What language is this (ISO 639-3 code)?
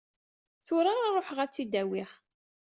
kab